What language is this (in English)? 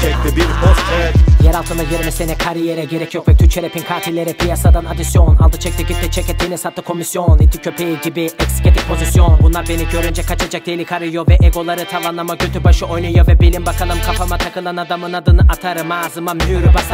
Turkish